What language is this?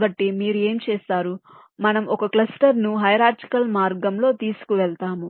Telugu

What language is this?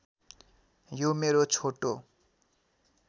Nepali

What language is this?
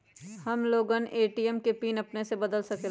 Magahi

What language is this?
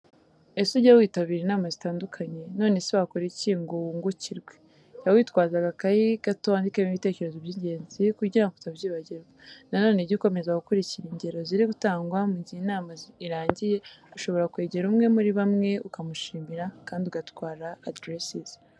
Kinyarwanda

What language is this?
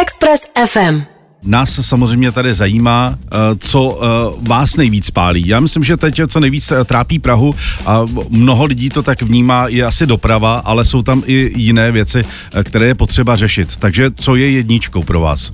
Czech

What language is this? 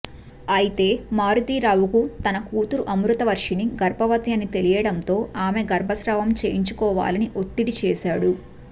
Telugu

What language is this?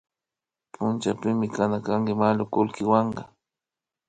Imbabura Highland Quichua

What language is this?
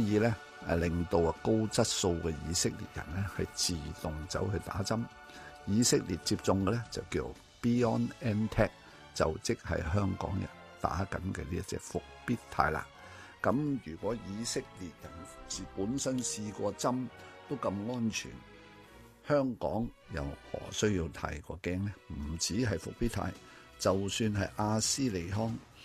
Chinese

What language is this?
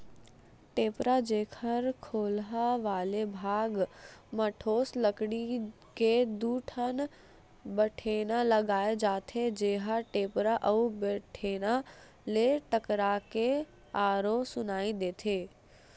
Chhattisgarhi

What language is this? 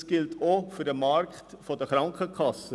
Swiss German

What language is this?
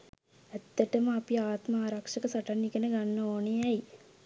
Sinhala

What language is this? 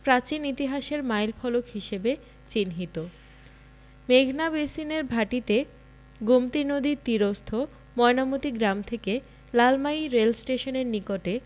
Bangla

